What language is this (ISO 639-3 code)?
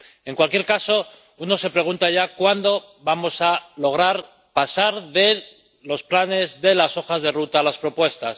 spa